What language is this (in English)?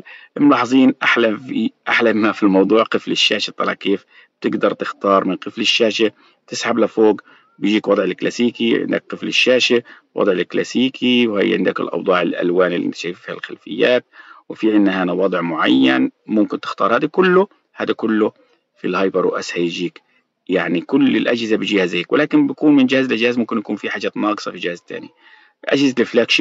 Arabic